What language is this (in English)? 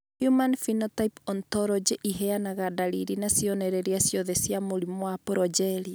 Kikuyu